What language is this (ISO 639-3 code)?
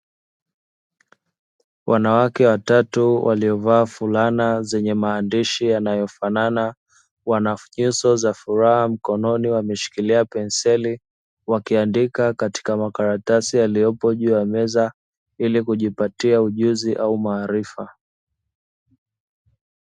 swa